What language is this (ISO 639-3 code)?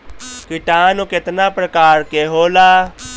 bho